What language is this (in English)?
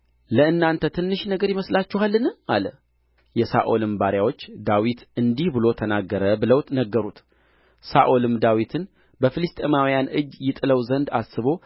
Amharic